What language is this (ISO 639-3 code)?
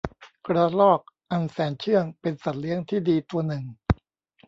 tha